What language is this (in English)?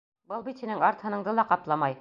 Bashkir